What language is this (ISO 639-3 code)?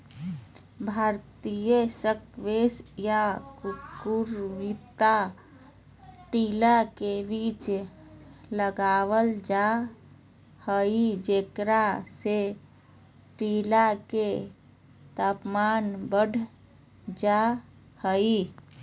mag